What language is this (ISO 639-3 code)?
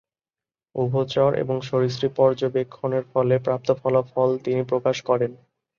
ben